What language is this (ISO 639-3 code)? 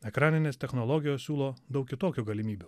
lit